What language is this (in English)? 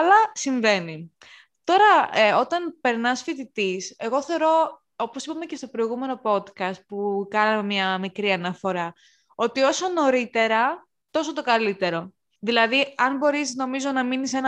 Greek